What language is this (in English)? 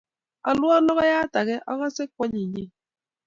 Kalenjin